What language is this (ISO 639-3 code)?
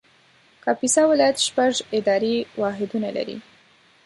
pus